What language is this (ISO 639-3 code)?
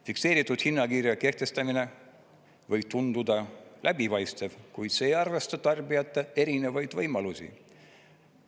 est